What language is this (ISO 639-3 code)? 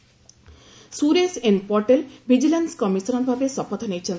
ori